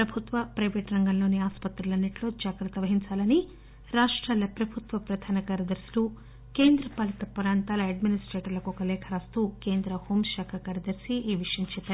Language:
Telugu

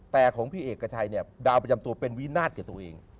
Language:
Thai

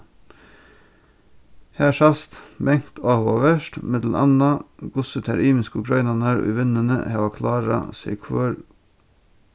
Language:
Faroese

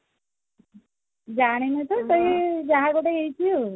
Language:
Odia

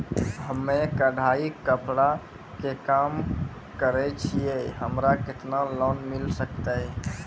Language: Maithili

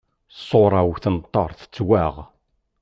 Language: Kabyle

